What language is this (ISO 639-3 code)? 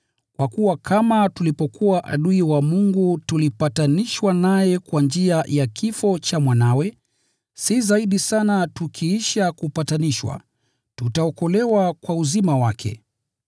swa